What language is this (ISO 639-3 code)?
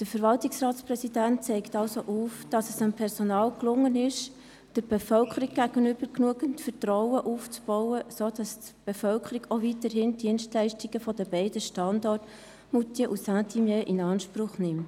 gsw